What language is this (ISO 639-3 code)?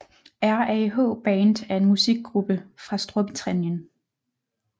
dan